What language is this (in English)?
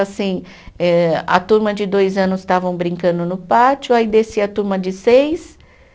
Portuguese